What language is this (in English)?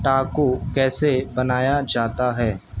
Urdu